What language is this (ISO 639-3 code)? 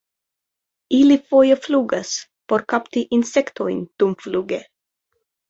epo